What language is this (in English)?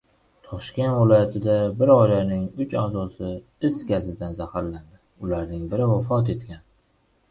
Uzbek